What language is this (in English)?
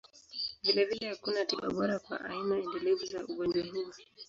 Swahili